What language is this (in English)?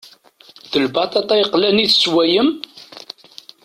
Kabyle